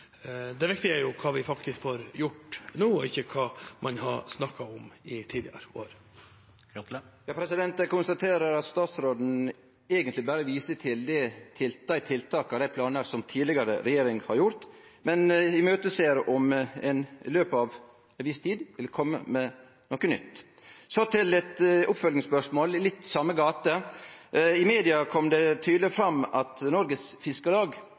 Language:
Norwegian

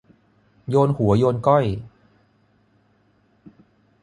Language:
Thai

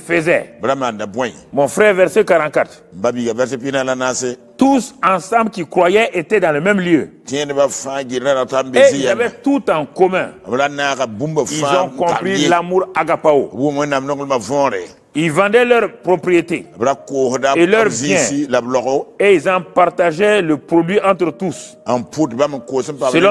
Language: French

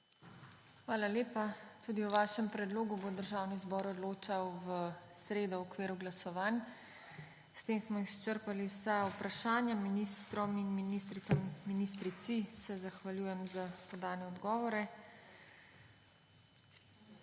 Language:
Slovenian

